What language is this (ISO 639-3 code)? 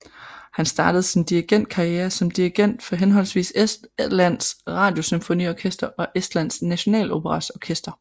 dan